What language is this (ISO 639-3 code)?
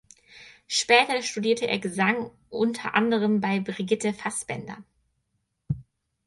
deu